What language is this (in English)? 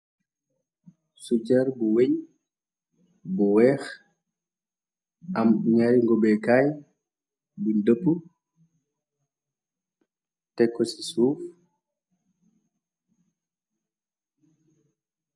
Wolof